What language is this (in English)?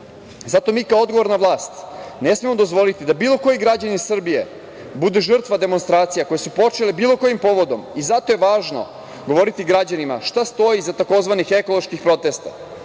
Serbian